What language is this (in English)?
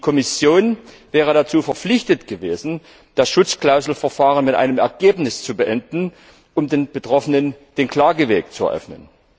German